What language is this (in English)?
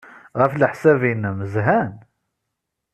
Kabyle